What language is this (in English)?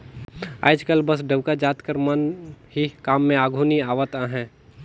Chhattisgarhi